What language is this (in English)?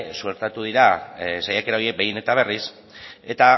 Basque